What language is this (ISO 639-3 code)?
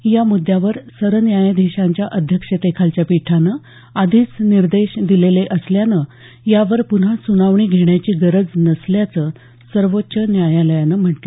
mar